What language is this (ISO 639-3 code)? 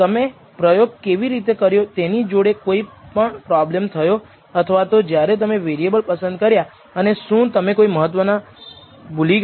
guj